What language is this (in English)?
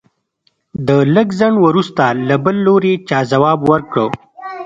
Pashto